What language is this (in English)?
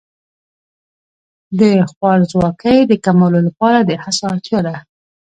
Pashto